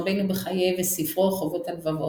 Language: Hebrew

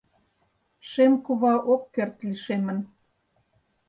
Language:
Mari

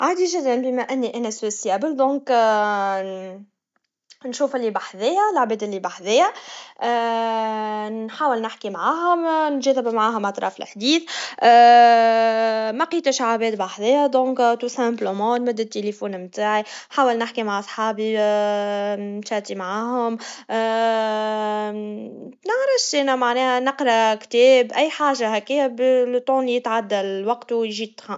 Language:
Tunisian Arabic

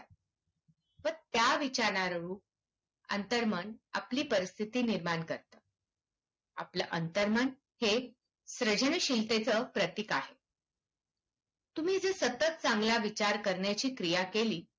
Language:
Marathi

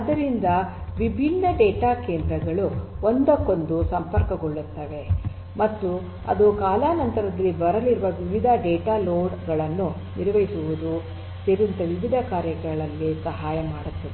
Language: Kannada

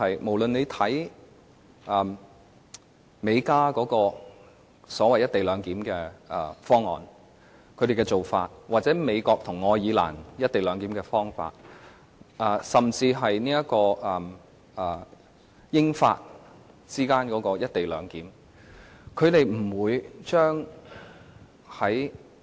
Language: Cantonese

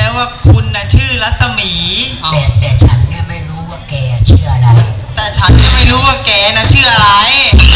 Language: Thai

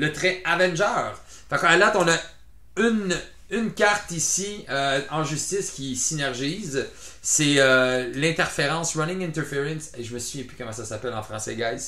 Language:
French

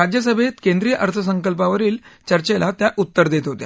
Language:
Marathi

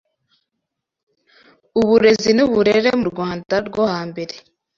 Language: Kinyarwanda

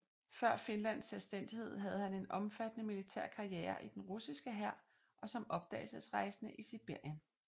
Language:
Danish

